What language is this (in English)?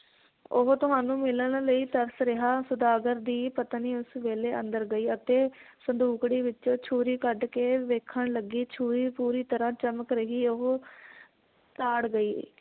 Punjabi